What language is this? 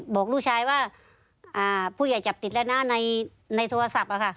Thai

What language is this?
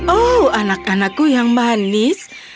Indonesian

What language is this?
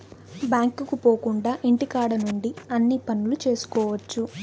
Telugu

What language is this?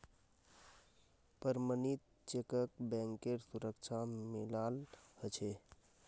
Magahi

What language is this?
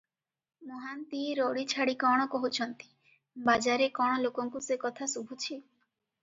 Odia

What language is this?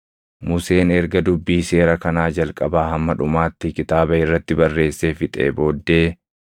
Oromo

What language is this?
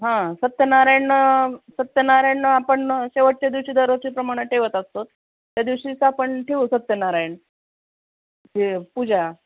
Marathi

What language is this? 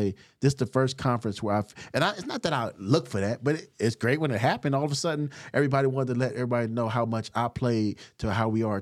English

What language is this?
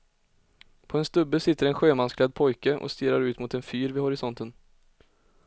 Swedish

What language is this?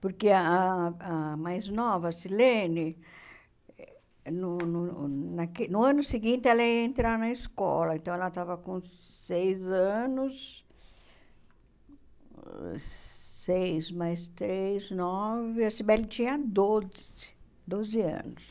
Portuguese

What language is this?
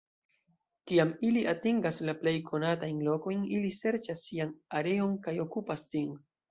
Esperanto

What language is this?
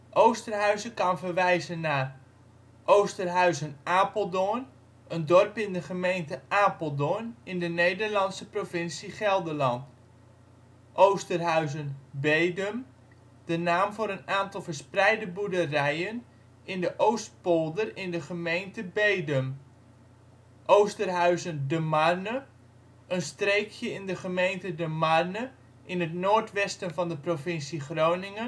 Dutch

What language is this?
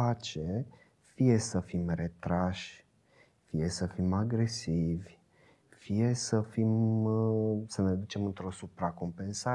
Romanian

